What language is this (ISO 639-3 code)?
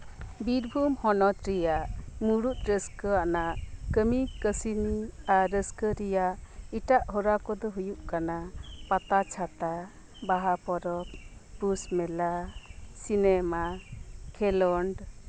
sat